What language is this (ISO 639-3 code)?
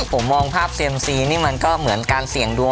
tha